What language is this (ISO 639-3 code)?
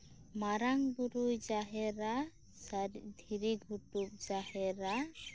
sat